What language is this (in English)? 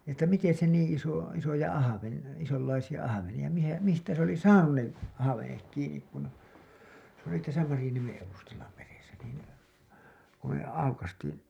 Finnish